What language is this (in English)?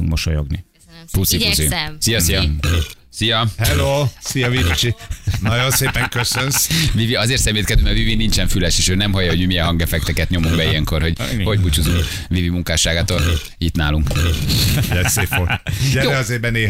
Hungarian